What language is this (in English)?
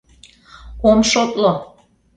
Mari